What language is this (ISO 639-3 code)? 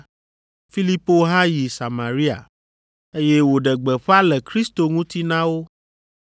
ewe